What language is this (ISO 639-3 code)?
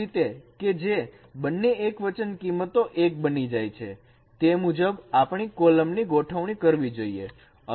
guj